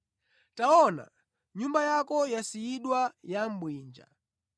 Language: Nyanja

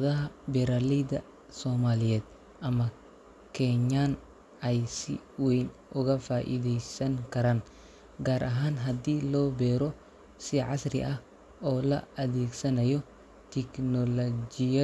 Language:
Somali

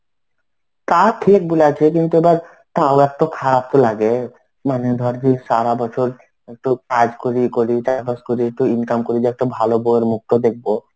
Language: Bangla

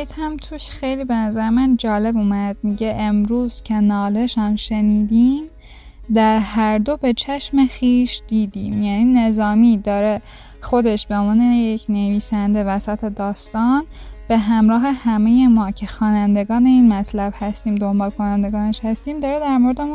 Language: Persian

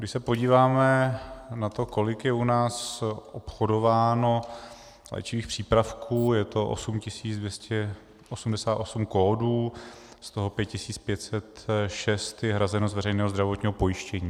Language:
Czech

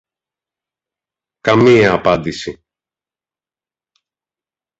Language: Greek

